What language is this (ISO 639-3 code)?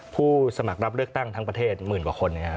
tha